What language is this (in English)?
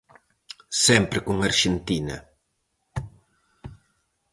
Galician